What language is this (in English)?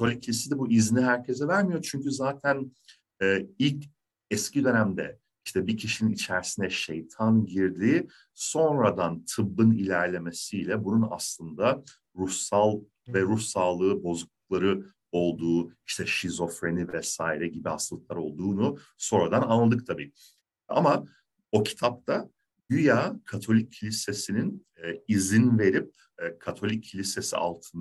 Turkish